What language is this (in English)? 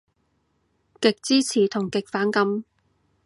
Cantonese